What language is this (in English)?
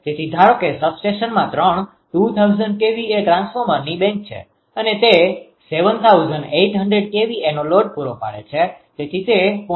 Gujarati